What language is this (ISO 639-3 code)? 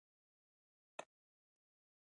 pus